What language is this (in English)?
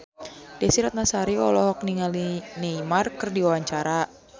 Sundanese